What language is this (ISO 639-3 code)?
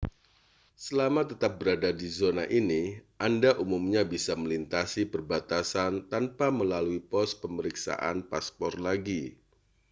ind